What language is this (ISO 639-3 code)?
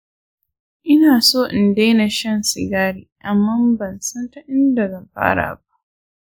hau